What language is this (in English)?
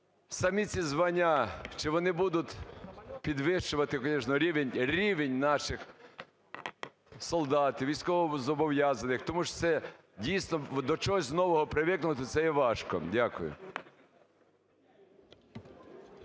Ukrainian